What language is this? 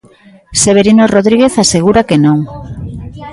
Galician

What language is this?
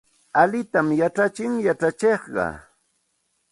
Santa Ana de Tusi Pasco Quechua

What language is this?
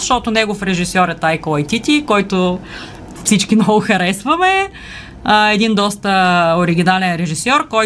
Bulgarian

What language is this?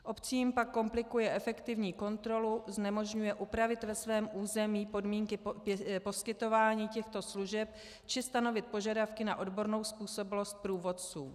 Czech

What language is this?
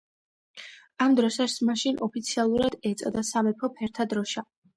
Georgian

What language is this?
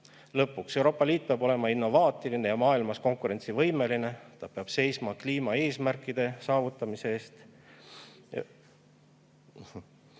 Estonian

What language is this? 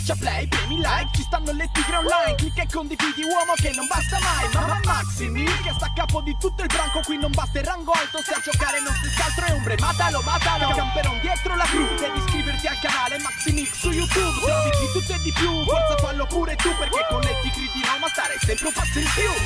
Italian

